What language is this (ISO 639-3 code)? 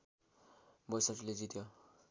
nep